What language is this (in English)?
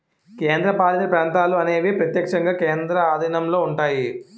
Telugu